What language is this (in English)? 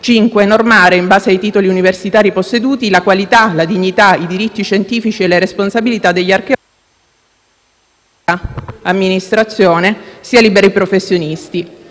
Italian